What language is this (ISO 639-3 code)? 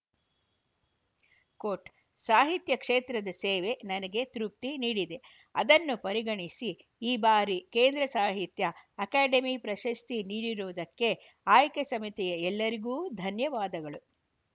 kan